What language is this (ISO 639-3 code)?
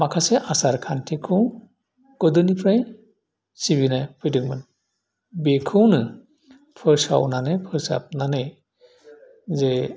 brx